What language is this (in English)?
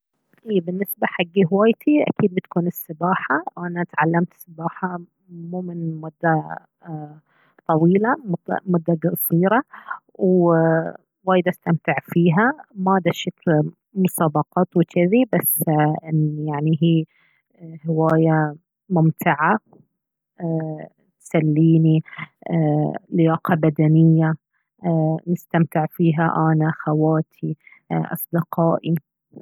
Baharna Arabic